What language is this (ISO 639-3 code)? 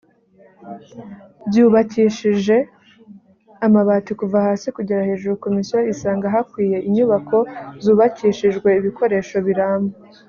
kin